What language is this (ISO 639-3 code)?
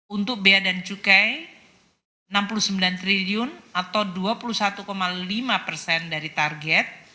ind